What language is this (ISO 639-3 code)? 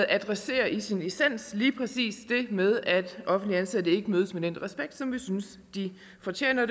dan